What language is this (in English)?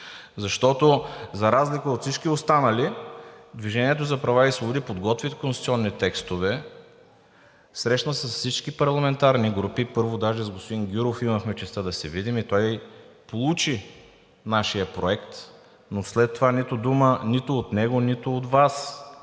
Bulgarian